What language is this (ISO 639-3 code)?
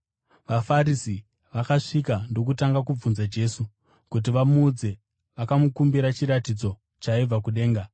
sna